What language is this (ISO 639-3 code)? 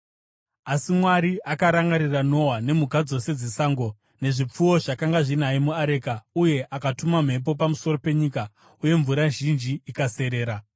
sna